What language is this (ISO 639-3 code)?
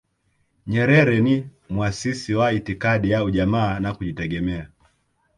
swa